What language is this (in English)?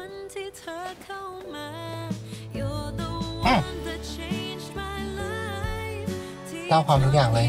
Thai